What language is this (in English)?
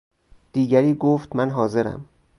Persian